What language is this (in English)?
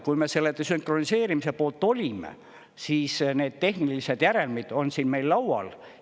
Estonian